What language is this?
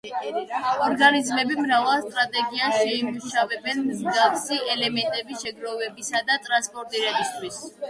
Georgian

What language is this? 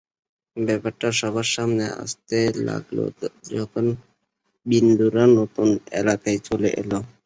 Bangla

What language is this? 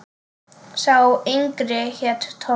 Icelandic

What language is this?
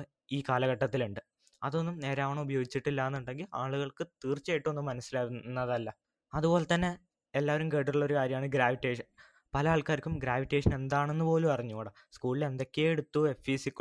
Malayalam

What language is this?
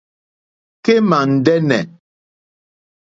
Mokpwe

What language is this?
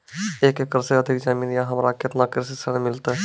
Maithili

